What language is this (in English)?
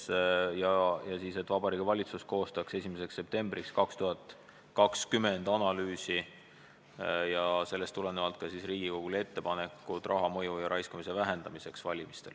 Estonian